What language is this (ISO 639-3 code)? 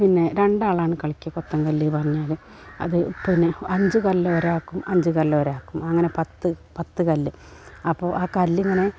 mal